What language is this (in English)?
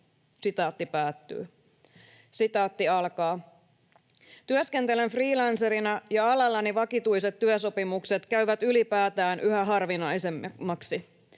Finnish